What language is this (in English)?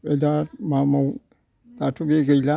Bodo